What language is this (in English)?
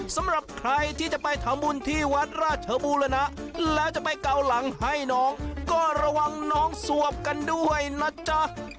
Thai